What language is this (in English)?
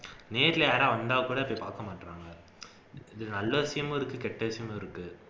Tamil